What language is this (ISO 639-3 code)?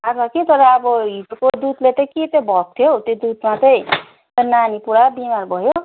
nep